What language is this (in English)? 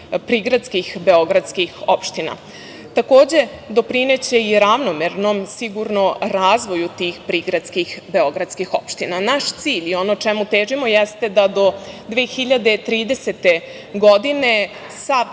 Serbian